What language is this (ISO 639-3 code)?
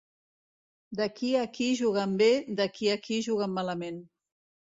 cat